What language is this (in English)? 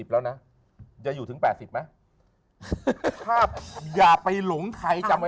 Thai